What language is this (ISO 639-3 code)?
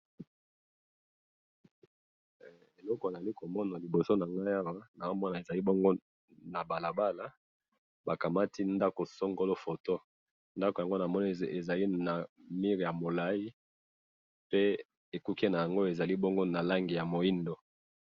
lin